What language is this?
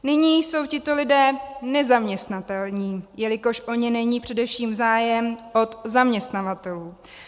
Czech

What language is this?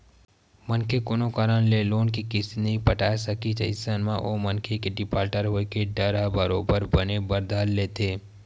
Chhattisgarhi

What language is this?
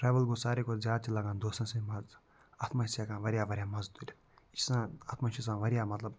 Kashmiri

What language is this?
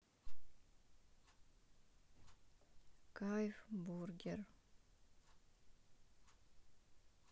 Russian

